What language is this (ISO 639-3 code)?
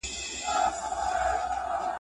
pus